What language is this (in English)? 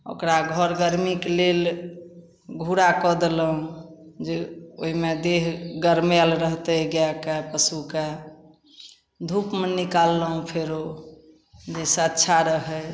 Maithili